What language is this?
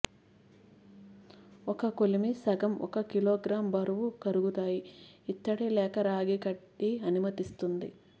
Telugu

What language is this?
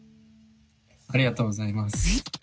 Japanese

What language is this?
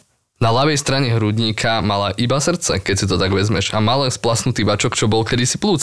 Slovak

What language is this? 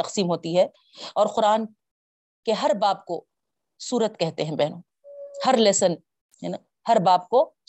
Urdu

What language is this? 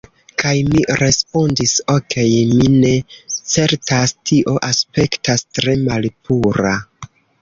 Esperanto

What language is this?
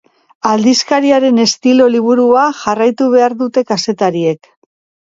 Basque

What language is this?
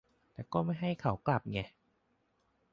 Thai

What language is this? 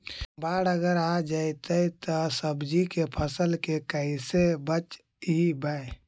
Magahi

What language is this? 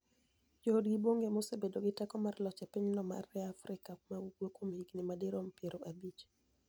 Luo (Kenya and Tanzania)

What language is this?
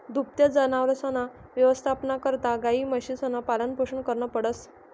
Marathi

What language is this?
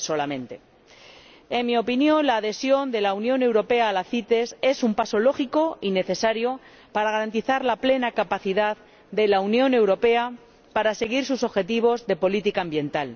Spanish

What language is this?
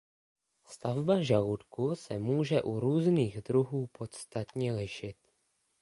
Czech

